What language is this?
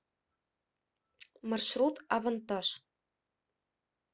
Russian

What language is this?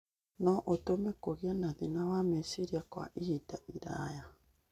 Kikuyu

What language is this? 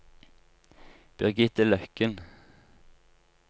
Norwegian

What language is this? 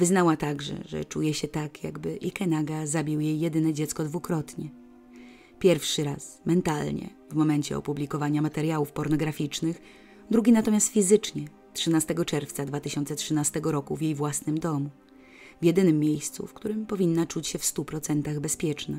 Polish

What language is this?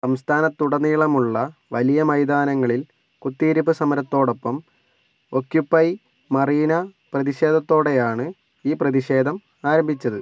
Malayalam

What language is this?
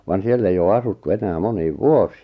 Finnish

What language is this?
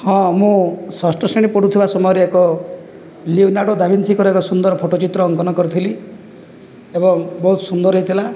Odia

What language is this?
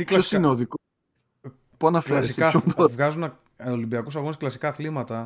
Greek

